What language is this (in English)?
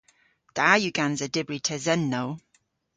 Cornish